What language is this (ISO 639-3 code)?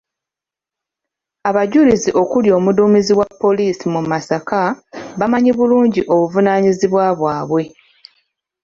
lug